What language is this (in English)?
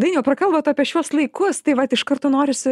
Lithuanian